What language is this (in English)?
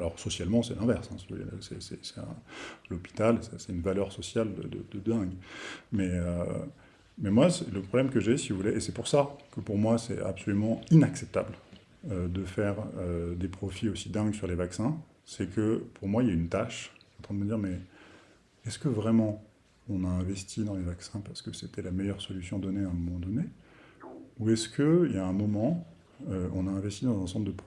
French